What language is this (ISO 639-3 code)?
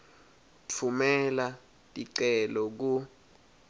ssw